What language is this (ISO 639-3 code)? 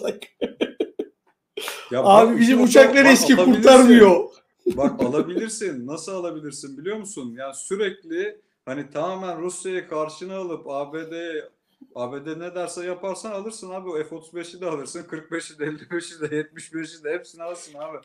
tur